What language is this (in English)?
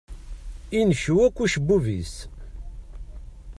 Kabyle